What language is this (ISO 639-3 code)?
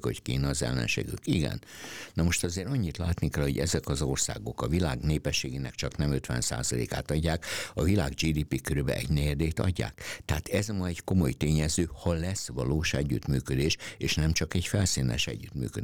hun